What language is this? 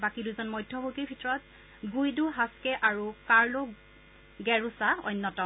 Assamese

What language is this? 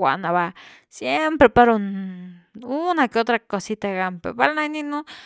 Güilá Zapotec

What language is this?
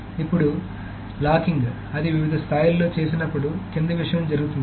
Telugu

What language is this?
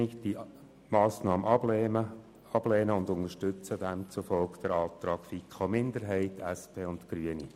Swiss German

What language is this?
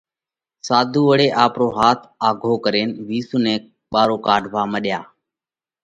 Parkari Koli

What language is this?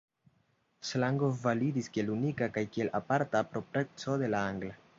Esperanto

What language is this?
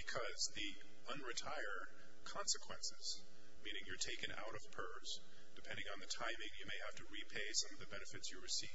English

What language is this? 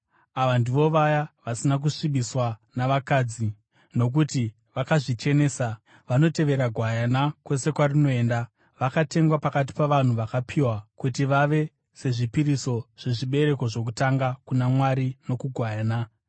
Shona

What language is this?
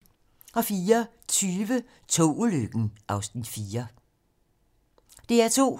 Danish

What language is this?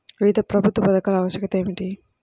Telugu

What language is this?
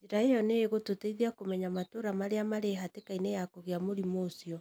Kikuyu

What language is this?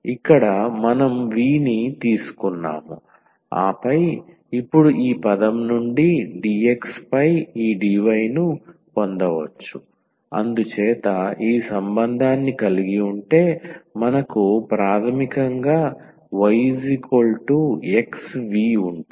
Telugu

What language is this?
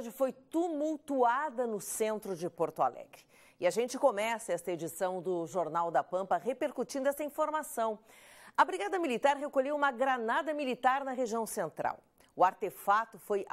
Portuguese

